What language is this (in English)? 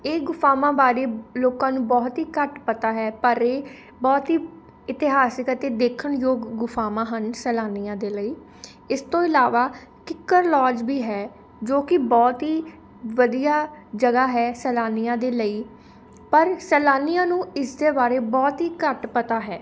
Punjabi